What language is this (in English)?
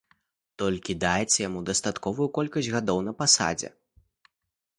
Belarusian